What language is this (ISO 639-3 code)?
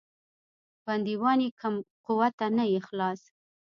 pus